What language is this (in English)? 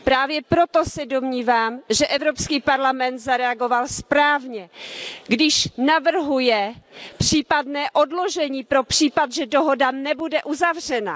Czech